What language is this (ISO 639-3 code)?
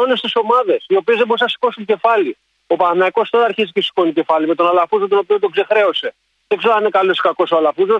ell